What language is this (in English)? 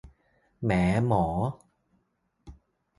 Thai